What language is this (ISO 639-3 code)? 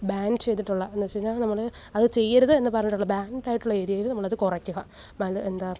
mal